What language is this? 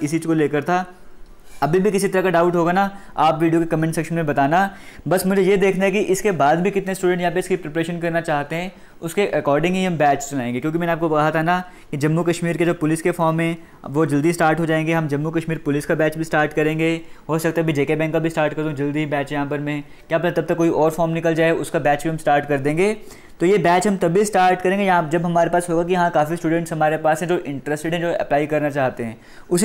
Hindi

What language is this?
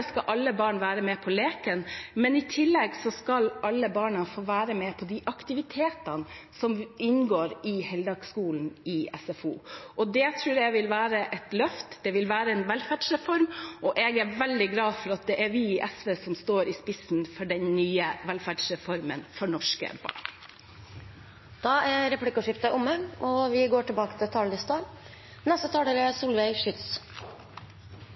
Norwegian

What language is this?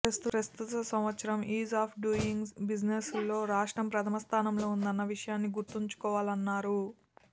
Telugu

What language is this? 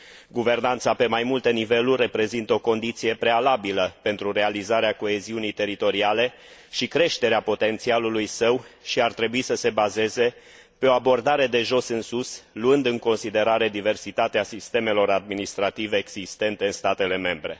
Romanian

